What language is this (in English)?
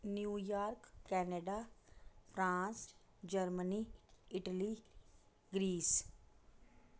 Dogri